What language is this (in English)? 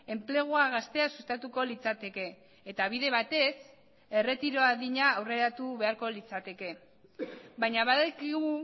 Basque